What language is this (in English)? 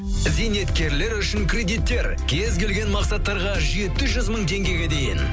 Kazakh